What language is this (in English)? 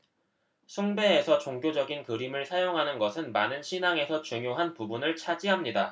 Korean